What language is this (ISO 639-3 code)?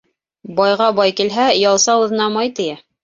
bak